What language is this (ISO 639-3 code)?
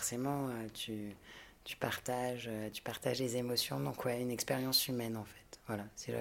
fra